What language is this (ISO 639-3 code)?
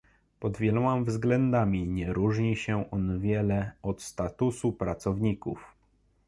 pol